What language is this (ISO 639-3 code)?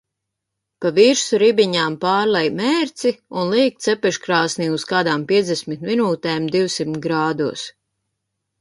lav